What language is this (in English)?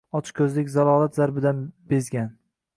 Uzbek